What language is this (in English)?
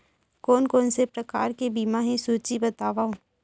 Chhattisgarhi